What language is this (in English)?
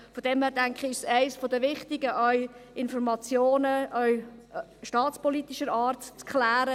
Swiss German